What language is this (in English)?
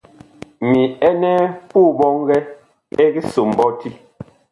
Bakoko